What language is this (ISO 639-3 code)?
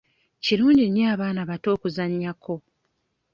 lug